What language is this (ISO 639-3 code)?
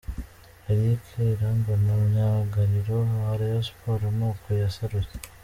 kin